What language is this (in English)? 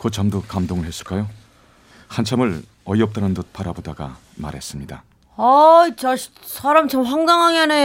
Korean